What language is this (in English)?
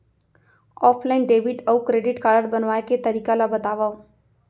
Chhattisgarhi